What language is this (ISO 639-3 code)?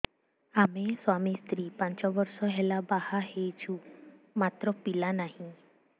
ori